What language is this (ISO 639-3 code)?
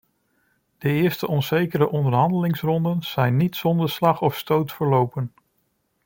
nld